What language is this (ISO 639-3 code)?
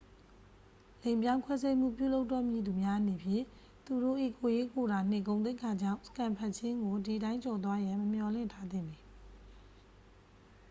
mya